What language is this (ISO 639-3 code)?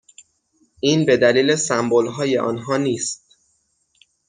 fas